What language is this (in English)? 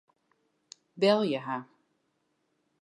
Western Frisian